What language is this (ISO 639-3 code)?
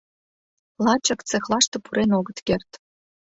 chm